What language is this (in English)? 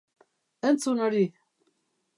Basque